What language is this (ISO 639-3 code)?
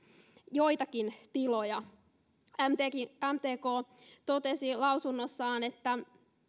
fin